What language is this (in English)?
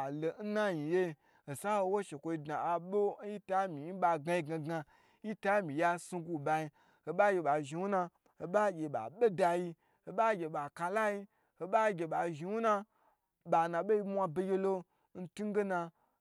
Gbagyi